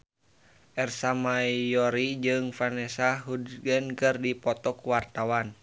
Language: Sundanese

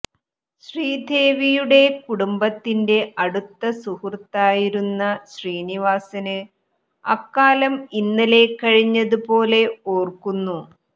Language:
Malayalam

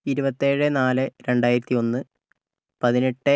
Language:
Malayalam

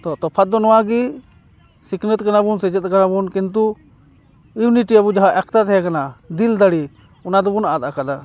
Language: Santali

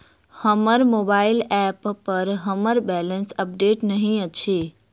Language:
Maithili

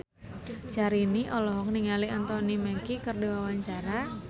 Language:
Sundanese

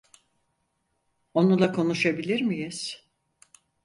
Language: Turkish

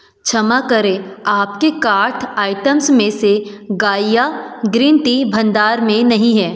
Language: Hindi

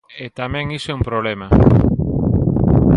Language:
Galician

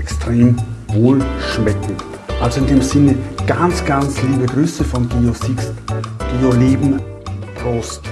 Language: German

